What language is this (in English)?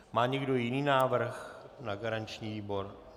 Czech